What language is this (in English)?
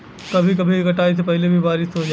Bhojpuri